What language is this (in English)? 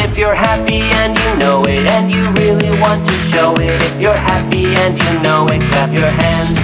English